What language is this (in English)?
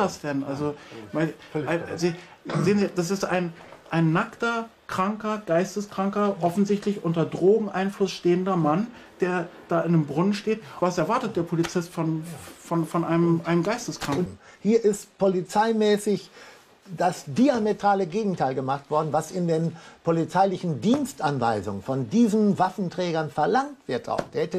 German